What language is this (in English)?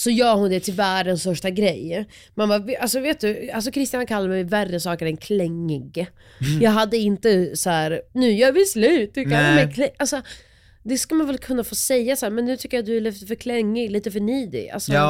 Swedish